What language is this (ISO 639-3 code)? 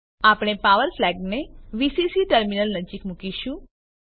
guj